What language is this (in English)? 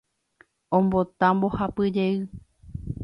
Guarani